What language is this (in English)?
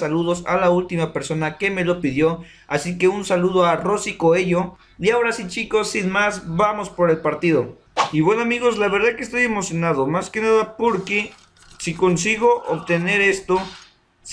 Spanish